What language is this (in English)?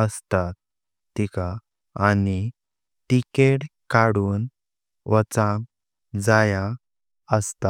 Konkani